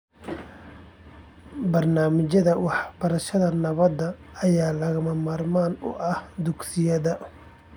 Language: Somali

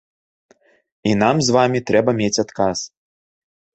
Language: Belarusian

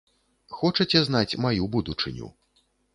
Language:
Belarusian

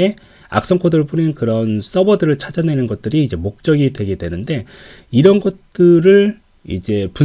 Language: Korean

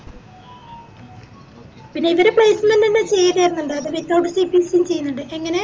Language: Malayalam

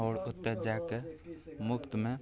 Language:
Maithili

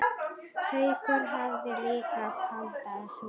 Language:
Icelandic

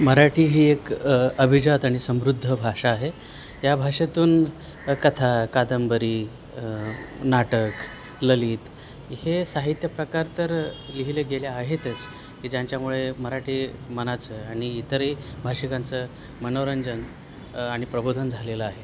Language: Marathi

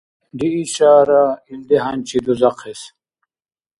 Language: Dargwa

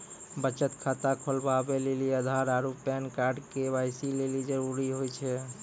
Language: Maithili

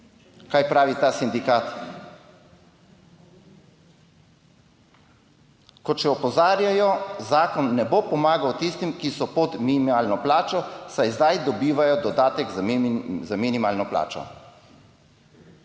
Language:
Slovenian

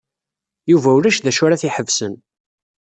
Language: Kabyle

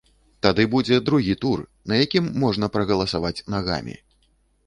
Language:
Belarusian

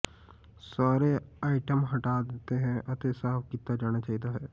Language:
Punjabi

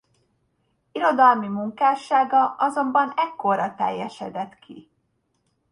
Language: Hungarian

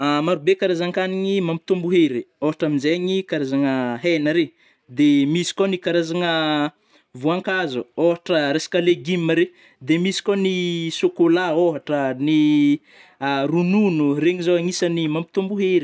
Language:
Northern Betsimisaraka Malagasy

